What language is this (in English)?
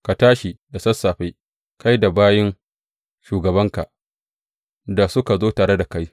Hausa